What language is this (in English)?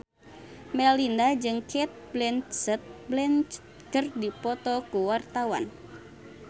Sundanese